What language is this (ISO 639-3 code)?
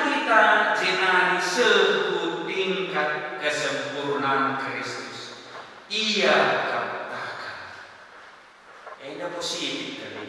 ind